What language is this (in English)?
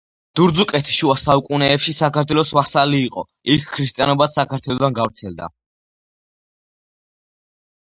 Georgian